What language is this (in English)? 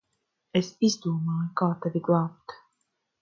Latvian